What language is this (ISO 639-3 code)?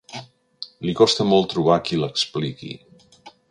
cat